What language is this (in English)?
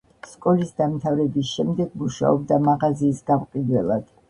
Georgian